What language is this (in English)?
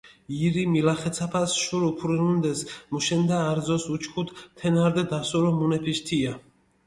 Mingrelian